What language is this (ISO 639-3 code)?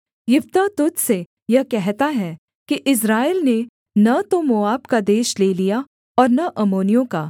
hin